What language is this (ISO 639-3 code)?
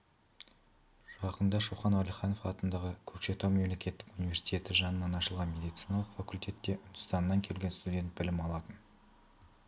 kaz